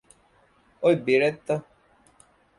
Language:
Divehi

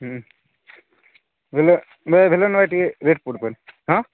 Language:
Odia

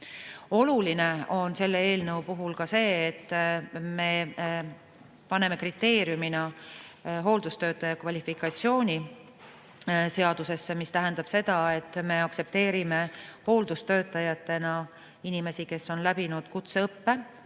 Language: Estonian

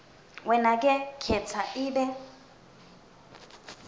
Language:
Swati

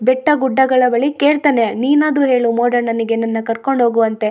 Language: Kannada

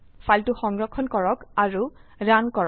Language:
Assamese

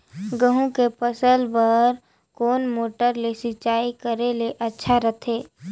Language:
Chhattisgarhi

